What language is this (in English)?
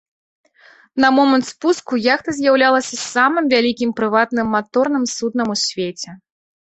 Belarusian